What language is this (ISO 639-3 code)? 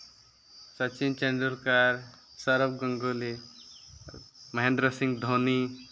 sat